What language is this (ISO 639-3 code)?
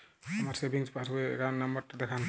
ben